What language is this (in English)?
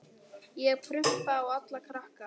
Icelandic